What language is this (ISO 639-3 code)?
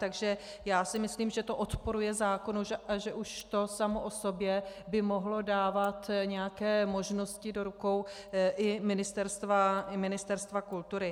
ces